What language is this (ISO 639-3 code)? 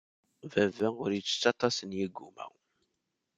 kab